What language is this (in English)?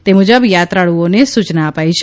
Gujarati